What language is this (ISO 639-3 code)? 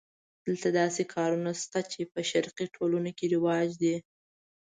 pus